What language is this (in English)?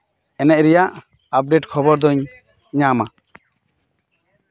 Santali